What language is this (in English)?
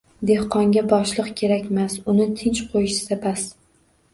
Uzbek